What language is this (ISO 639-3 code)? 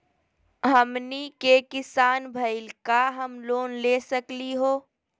mag